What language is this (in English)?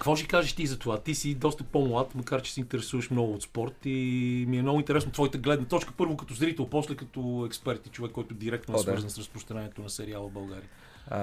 Bulgarian